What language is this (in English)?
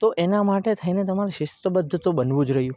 Gujarati